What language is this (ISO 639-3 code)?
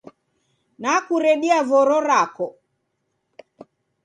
dav